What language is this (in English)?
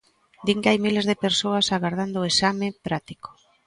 Galician